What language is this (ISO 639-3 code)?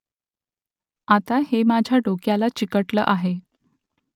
mar